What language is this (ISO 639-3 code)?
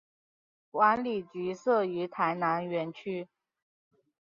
zho